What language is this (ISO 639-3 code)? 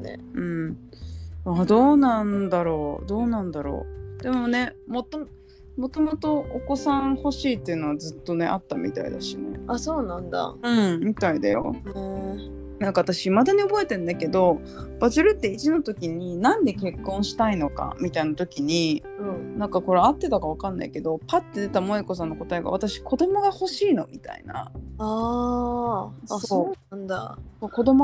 jpn